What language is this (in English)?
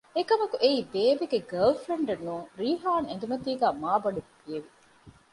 Divehi